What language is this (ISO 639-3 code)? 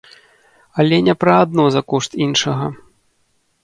bel